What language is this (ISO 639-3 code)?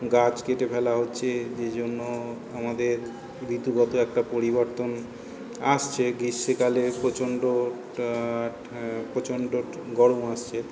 ben